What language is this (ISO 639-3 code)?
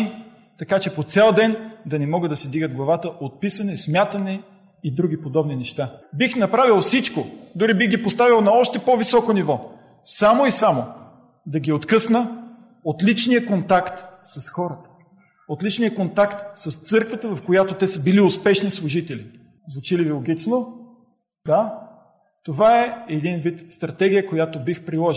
bul